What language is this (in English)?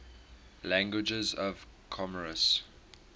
English